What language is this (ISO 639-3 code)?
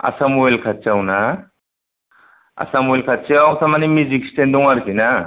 brx